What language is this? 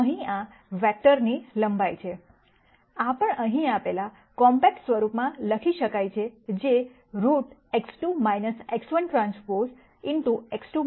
Gujarati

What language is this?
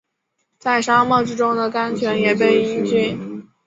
Chinese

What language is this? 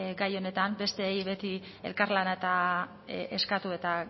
Basque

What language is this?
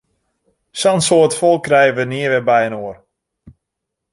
Western Frisian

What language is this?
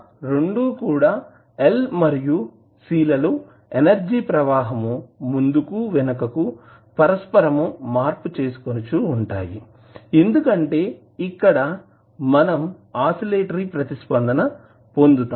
Telugu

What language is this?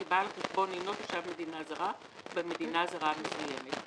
Hebrew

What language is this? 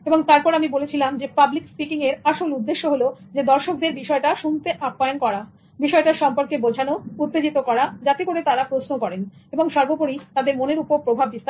Bangla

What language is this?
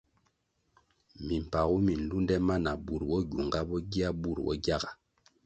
Kwasio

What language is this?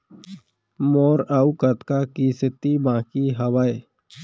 Chhattisgarhi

